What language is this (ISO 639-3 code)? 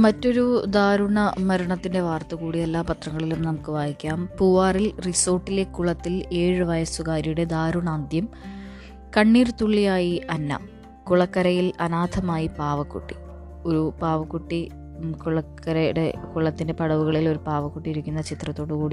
mal